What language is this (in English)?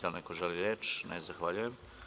Serbian